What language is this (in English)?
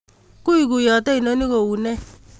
Kalenjin